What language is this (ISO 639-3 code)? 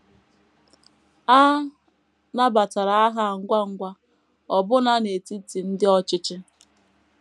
ibo